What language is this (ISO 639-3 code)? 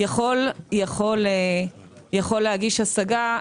heb